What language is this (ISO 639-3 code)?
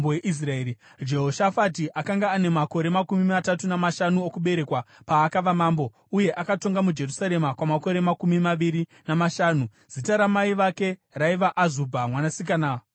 sna